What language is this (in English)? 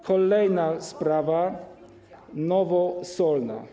Polish